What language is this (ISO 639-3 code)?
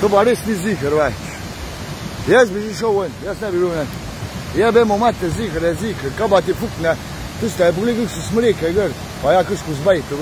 ron